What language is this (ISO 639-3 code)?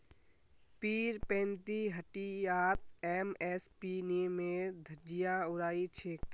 mag